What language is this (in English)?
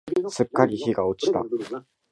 Japanese